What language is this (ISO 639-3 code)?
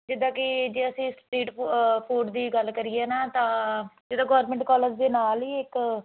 pan